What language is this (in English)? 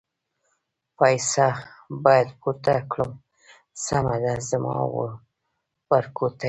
Pashto